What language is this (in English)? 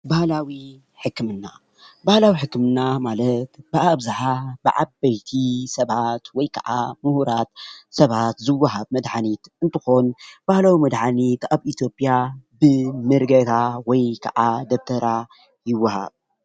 Tigrinya